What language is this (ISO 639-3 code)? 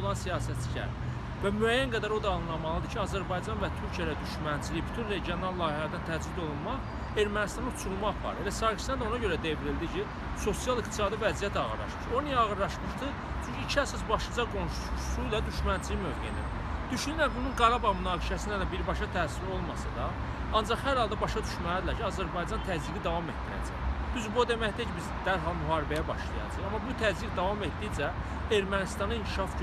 aze